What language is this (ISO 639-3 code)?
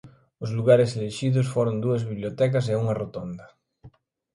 glg